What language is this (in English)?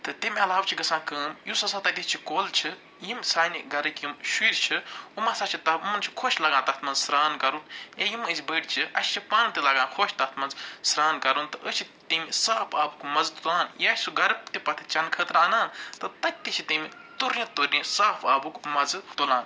Kashmiri